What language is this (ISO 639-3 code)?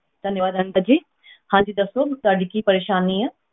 pan